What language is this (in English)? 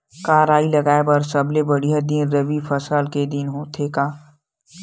Chhattisgarhi